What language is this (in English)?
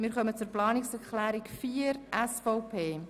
Swiss German